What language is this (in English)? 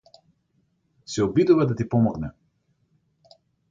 Macedonian